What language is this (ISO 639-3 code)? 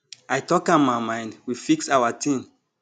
pcm